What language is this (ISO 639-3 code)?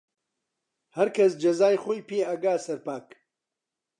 ckb